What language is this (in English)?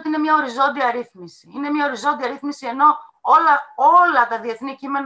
Greek